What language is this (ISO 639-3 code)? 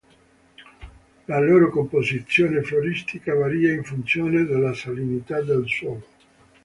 ita